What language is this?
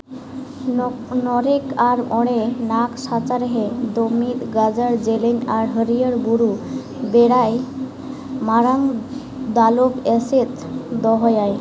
Santali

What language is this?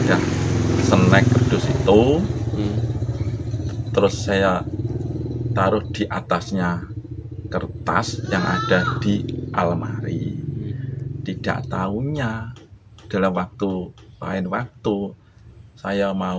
Indonesian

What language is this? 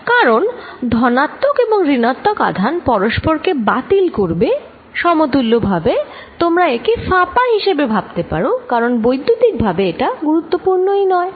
Bangla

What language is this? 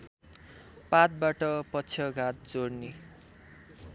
Nepali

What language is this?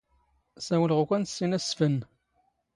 Standard Moroccan Tamazight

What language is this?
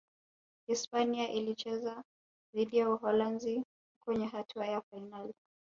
Swahili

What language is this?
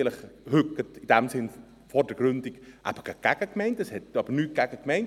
Swiss German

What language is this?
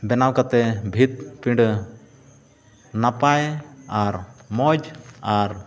Santali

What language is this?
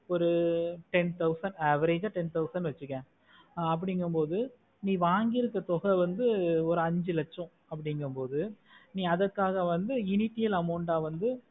Tamil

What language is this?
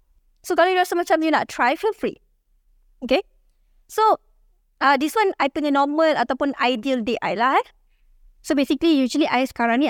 Malay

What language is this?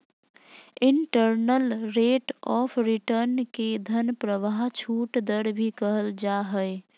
Magahi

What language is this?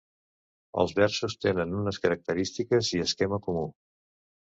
Catalan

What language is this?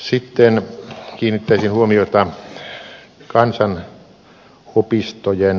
Finnish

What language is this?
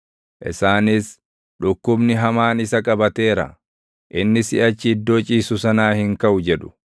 Oromo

